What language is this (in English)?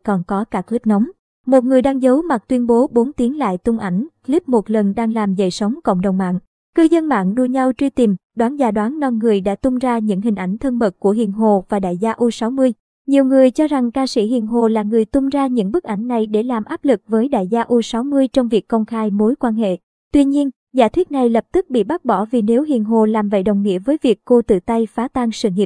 Vietnamese